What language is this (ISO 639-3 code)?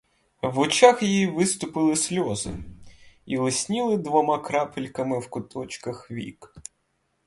ukr